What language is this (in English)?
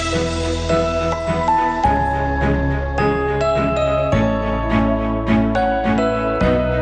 Vietnamese